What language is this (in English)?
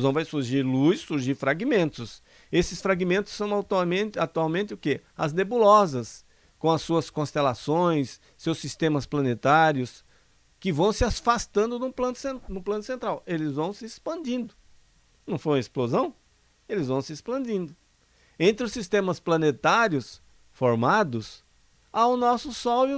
Portuguese